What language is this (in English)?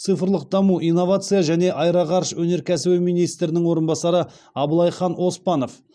Kazakh